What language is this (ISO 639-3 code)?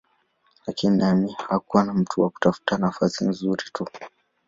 swa